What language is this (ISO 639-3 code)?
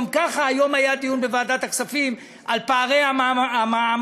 heb